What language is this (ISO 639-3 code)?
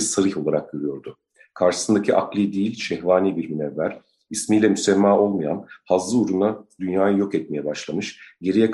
tur